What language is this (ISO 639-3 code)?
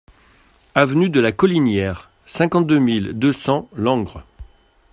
fra